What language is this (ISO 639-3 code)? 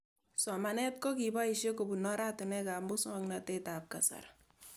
kln